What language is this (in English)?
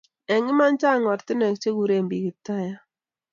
Kalenjin